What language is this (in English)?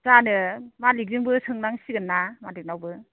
Bodo